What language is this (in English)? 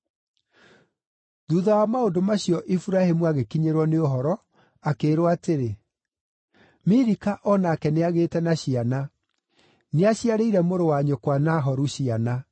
Kikuyu